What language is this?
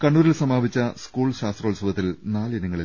Malayalam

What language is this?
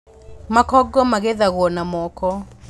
Kikuyu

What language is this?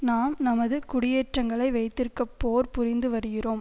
Tamil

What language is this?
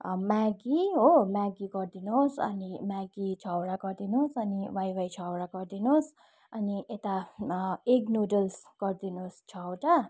Nepali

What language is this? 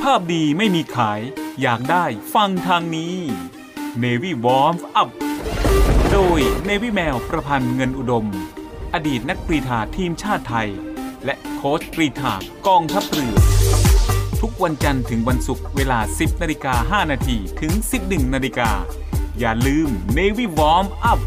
Thai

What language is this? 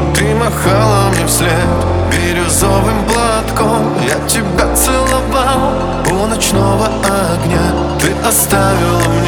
Russian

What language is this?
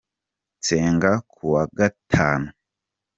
Kinyarwanda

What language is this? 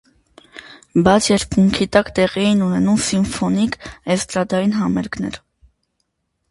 Armenian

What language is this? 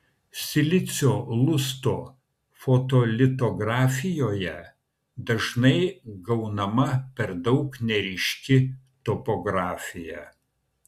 Lithuanian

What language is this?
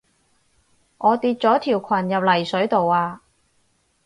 Cantonese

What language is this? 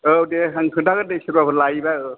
Bodo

